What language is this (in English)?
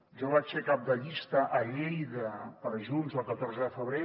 Catalan